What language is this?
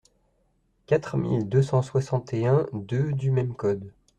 French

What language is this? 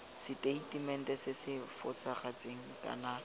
Tswana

